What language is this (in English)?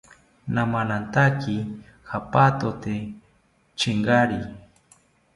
South Ucayali Ashéninka